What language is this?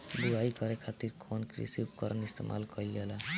Bhojpuri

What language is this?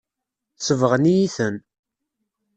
Kabyle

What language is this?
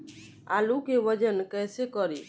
Bhojpuri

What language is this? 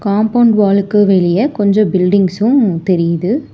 Tamil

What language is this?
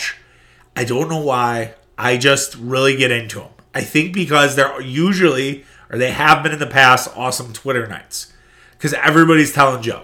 English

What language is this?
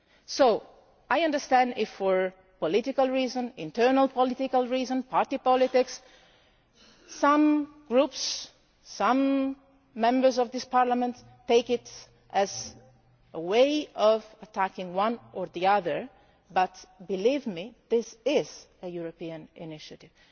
English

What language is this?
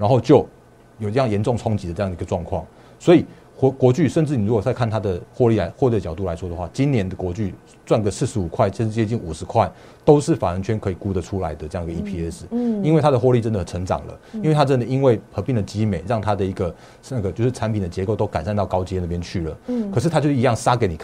Chinese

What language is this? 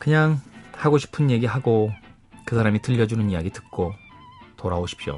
Korean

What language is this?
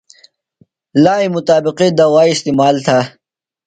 Phalura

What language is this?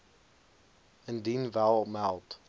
Afrikaans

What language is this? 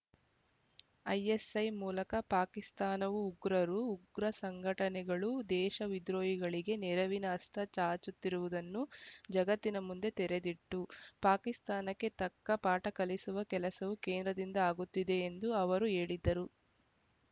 Kannada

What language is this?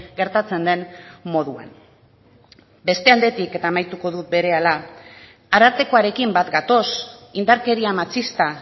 Basque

